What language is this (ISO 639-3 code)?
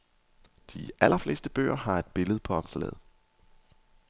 dan